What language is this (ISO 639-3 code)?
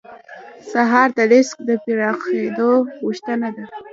pus